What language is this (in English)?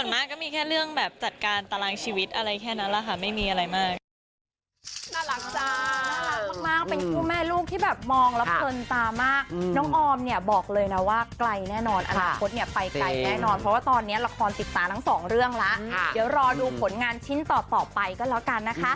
Thai